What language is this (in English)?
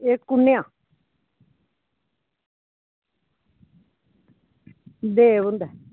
Dogri